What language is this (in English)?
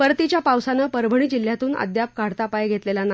Marathi